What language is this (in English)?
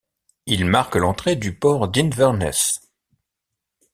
French